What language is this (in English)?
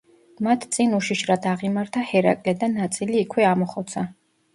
Georgian